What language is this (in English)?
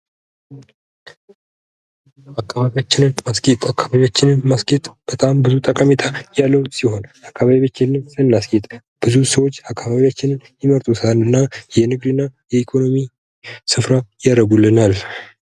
Amharic